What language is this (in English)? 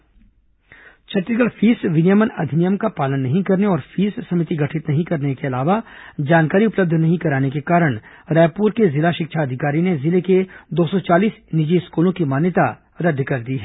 Hindi